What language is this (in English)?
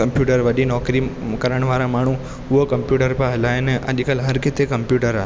Sindhi